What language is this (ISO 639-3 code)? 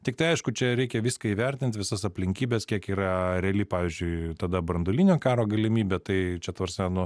lit